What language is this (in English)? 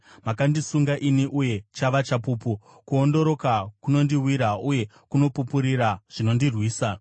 Shona